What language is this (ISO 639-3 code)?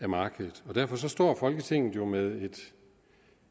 dan